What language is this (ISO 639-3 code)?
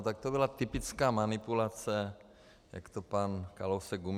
ces